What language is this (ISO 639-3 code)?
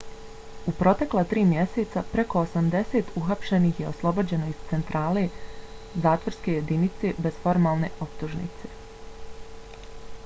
bos